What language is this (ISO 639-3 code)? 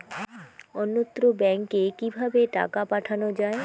ben